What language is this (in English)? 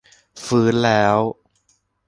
Thai